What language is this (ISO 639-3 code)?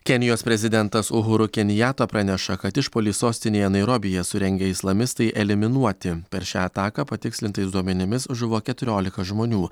lit